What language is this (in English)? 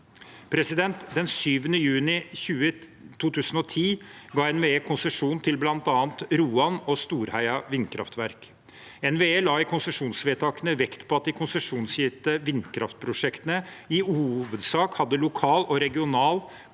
Norwegian